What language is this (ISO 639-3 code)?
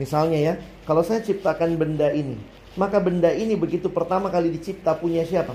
ind